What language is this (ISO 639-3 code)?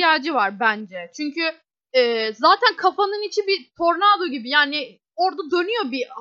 tur